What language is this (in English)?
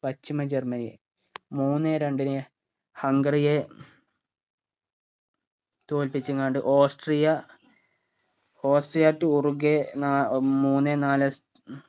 Malayalam